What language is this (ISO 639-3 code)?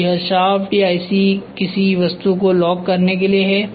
hin